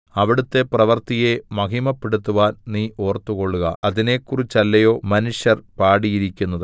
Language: Malayalam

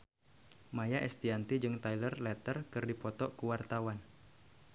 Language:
Sundanese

